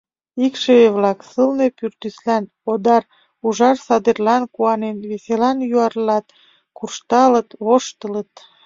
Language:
Mari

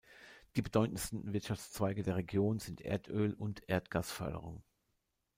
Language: German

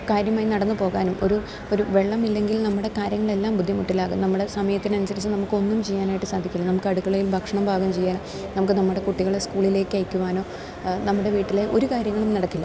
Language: Malayalam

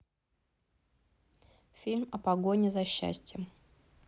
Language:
Russian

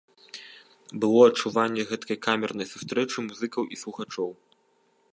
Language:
Belarusian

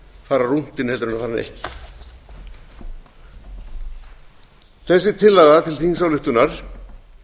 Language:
Icelandic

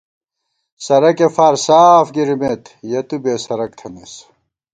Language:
Gawar-Bati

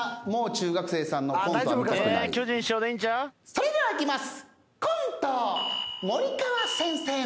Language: Japanese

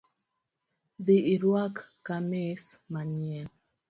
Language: Luo (Kenya and Tanzania)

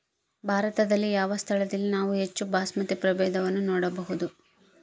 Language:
Kannada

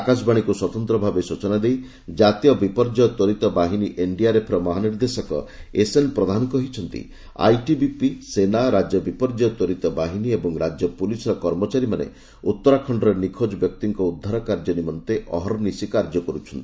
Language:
Odia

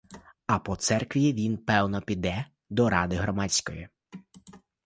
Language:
Ukrainian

